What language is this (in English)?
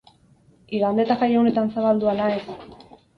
Basque